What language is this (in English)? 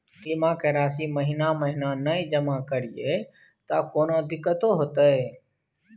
Maithili